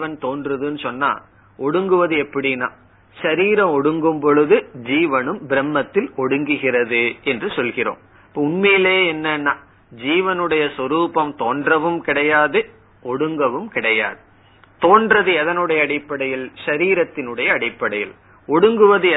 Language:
Tamil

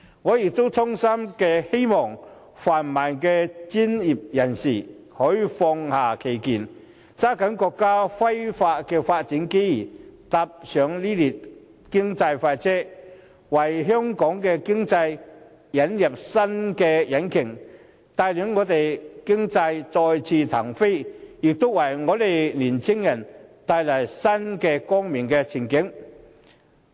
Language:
Cantonese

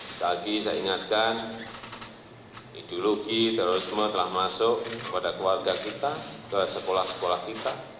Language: Indonesian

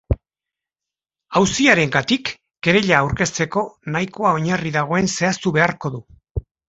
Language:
Basque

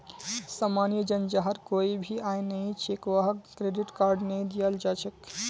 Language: Magahi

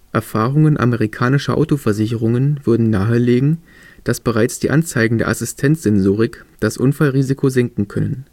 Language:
German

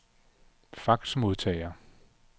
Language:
Danish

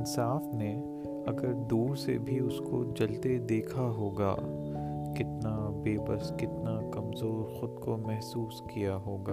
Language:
Urdu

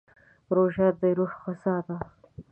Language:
Pashto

